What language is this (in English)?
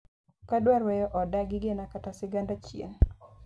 Luo (Kenya and Tanzania)